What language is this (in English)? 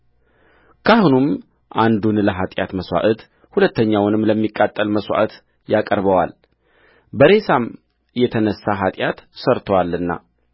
Amharic